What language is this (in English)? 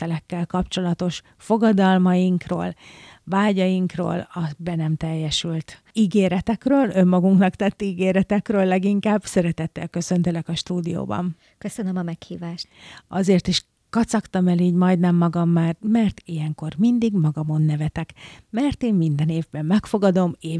Hungarian